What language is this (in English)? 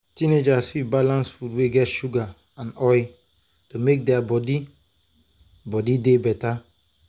Nigerian Pidgin